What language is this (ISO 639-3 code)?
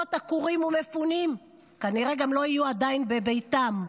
heb